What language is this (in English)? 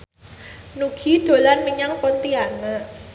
Javanese